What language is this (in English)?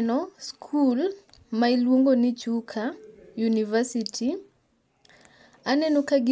Luo (Kenya and Tanzania)